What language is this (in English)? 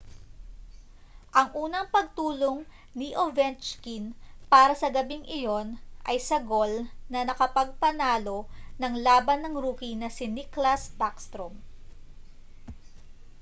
Filipino